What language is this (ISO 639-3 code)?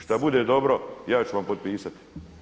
hrv